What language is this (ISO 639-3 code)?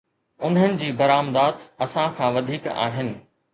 snd